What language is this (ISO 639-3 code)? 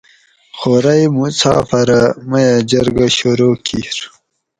gwc